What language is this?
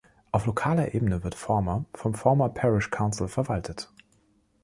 German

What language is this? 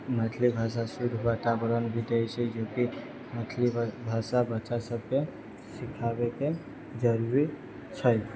Maithili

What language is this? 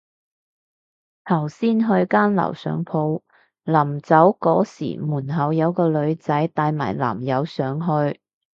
Cantonese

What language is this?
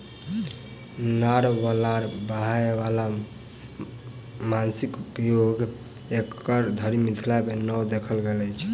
Maithili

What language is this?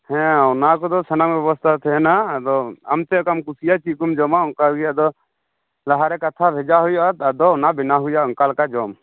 Santali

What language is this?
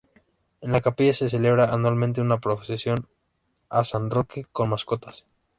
Spanish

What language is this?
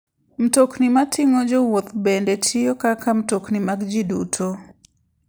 Luo (Kenya and Tanzania)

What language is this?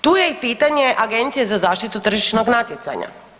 Croatian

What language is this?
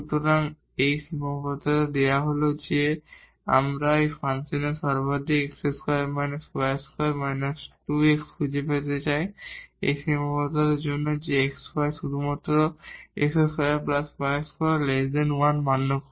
Bangla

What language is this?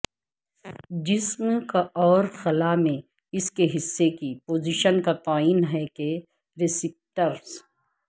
Urdu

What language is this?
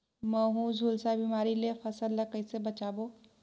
Chhattisgarhi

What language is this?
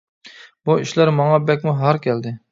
Uyghur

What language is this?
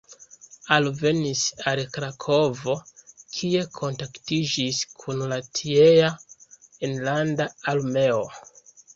Esperanto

